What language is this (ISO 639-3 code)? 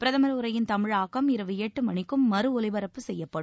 tam